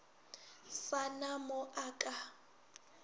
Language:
Northern Sotho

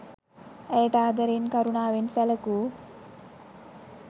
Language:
Sinhala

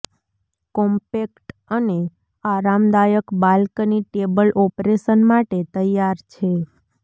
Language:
Gujarati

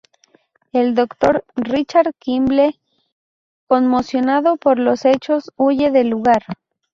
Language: Spanish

